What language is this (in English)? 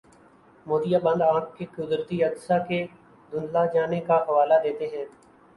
Urdu